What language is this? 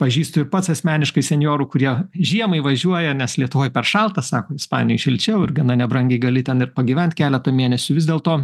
Lithuanian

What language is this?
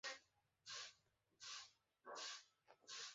Bangla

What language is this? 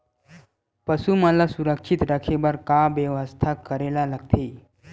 Chhattisgarhi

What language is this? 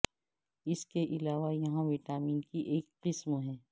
Urdu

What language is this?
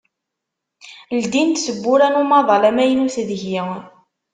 Kabyle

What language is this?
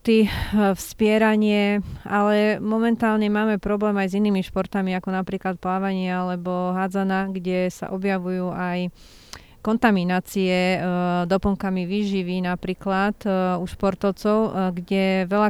Slovak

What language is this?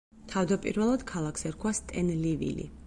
Georgian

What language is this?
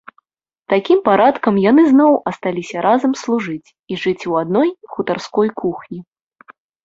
Belarusian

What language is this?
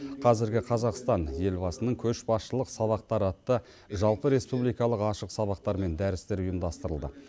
Kazakh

